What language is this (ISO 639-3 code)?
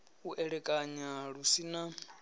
ven